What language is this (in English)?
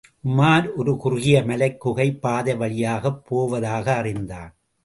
Tamil